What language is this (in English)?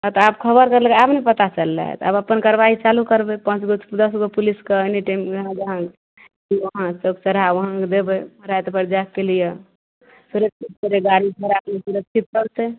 Maithili